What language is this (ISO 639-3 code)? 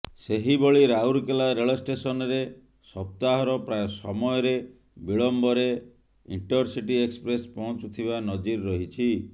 ori